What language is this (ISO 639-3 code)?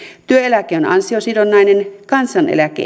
fin